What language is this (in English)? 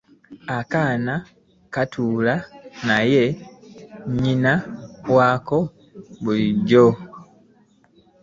Ganda